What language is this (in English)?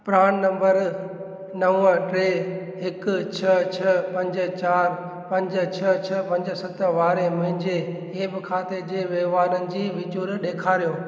Sindhi